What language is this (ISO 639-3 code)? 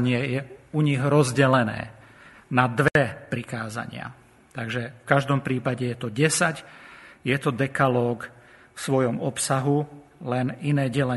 slk